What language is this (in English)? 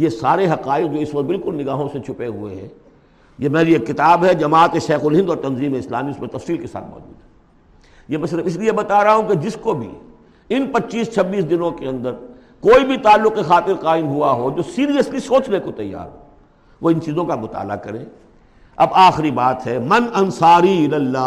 Urdu